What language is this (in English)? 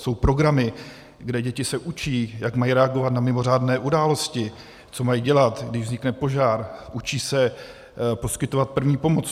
Czech